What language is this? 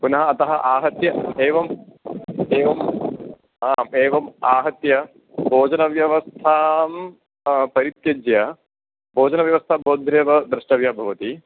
Sanskrit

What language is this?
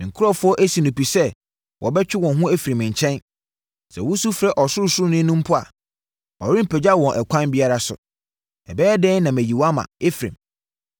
Akan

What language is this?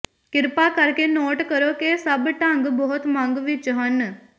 Punjabi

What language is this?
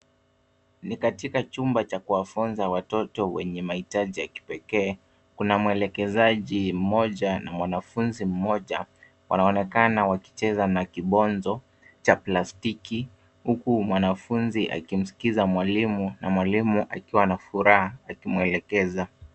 Swahili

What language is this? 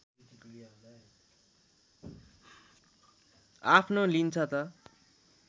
Nepali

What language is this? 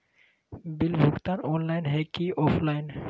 Magahi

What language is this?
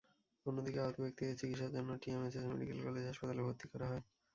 Bangla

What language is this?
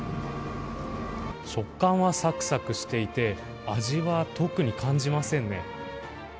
Japanese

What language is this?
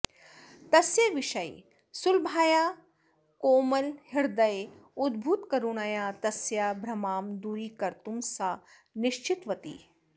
Sanskrit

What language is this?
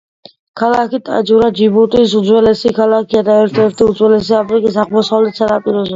Georgian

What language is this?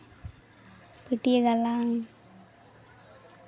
Santali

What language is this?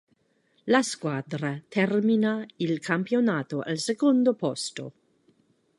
Italian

